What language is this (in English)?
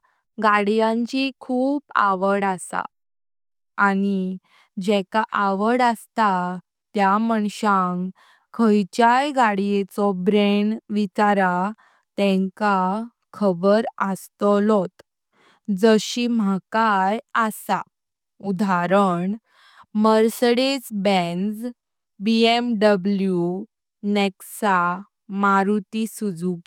Konkani